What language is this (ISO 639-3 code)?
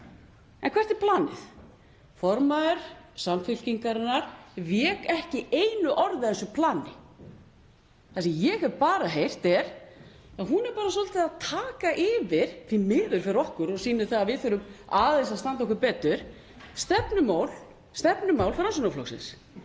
isl